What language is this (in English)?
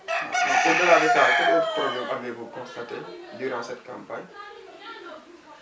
Wolof